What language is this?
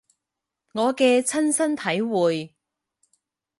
Cantonese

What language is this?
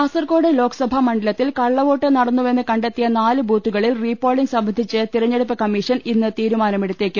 Malayalam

